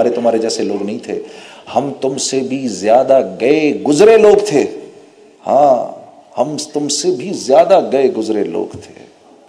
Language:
Urdu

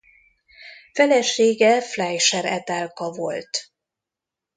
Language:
Hungarian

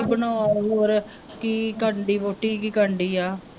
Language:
Punjabi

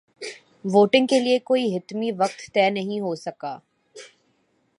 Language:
Urdu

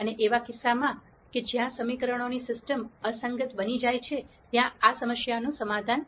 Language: Gujarati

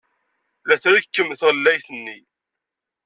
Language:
Kabyle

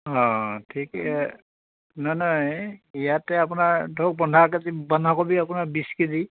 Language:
Assamese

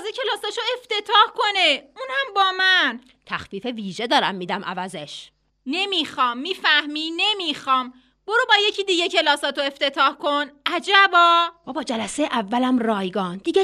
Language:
Persian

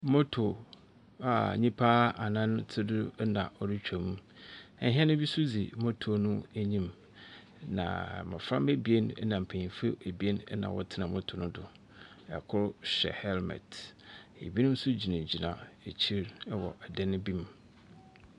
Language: Akan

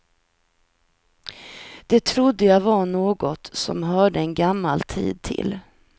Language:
Swedish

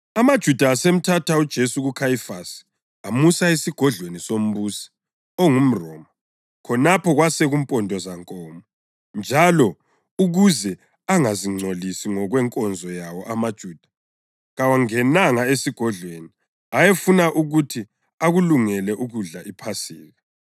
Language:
North Ndebele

